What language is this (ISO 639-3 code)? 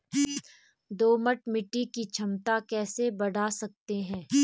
hin